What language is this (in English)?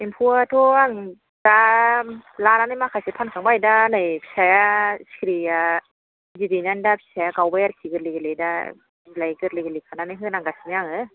Bodo